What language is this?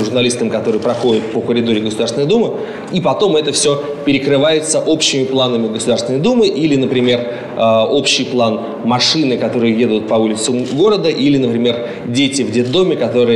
Russian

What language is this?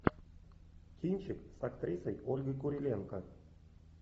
Russian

